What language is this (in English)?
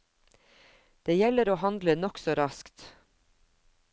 Norwegian